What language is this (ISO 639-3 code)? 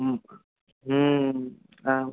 san